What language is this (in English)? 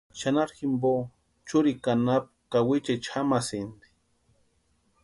Western Highland Purepecha